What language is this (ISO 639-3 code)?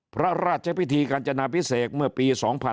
tha